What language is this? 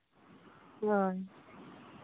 Santali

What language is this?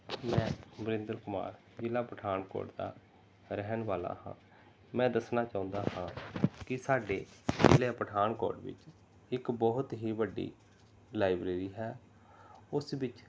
Punjabi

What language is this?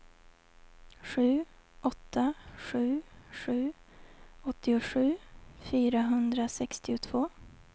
Swedish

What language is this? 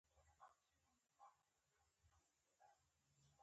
Pashto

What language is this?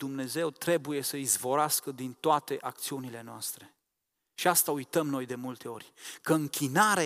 Romanian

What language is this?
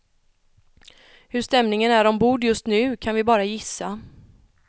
Swedish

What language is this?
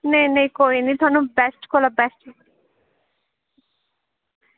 Dogri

